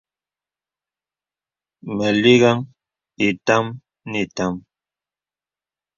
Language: Bebele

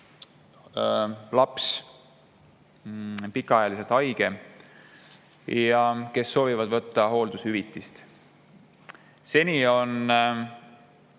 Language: Estonian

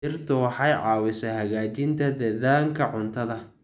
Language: Somali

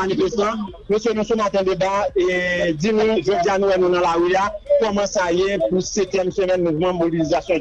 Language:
French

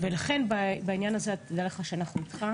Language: Hebrew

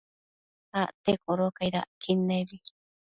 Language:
Matsés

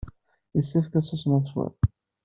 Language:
Kabyle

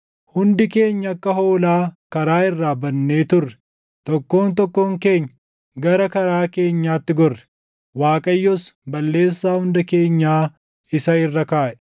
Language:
Oromo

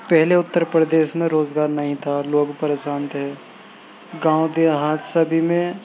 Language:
Urdu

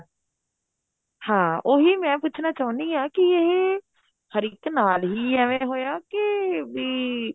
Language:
Punjabi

